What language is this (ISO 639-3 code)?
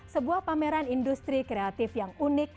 ind